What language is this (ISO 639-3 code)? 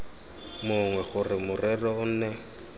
tsn